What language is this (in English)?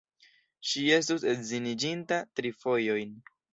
Esperanto